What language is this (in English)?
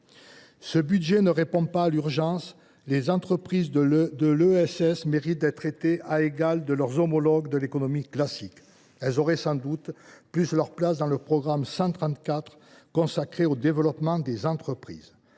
French